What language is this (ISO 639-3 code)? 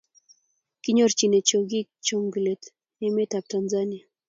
kln